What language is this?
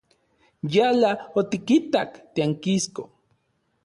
Central Puebla Nahuatl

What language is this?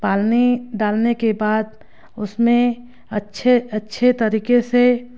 Hindi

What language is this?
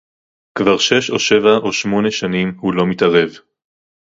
Hebrew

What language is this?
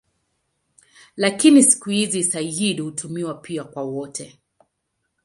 Swahili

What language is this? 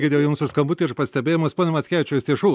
Lithuanian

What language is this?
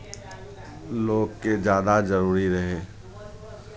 Maithili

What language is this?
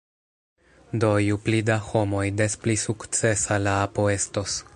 Esperanto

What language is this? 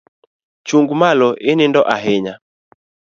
Luo (Kenya and Tanzania)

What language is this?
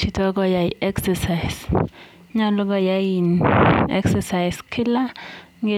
Kalenjin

